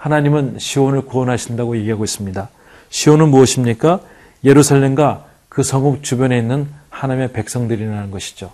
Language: Korean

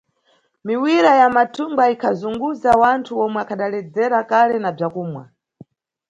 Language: Nyungwe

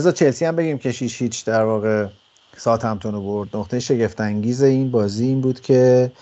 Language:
Persian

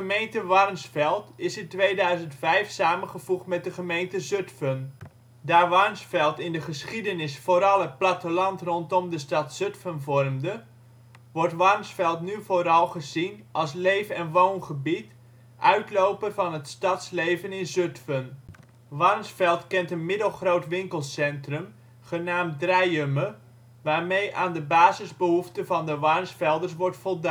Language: Dutch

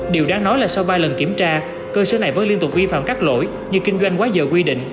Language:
Vietnamese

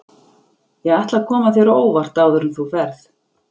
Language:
Icelandic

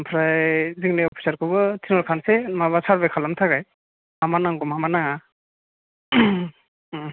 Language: Bodo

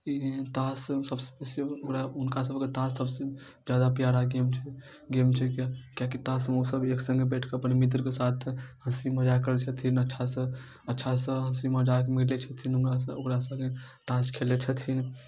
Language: Maithili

